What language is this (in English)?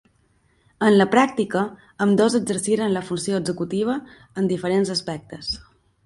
Catalan